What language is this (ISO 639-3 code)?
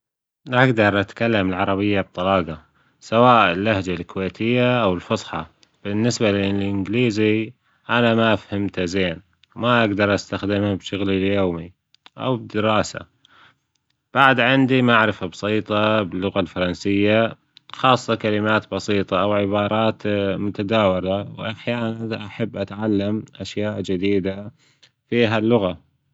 afb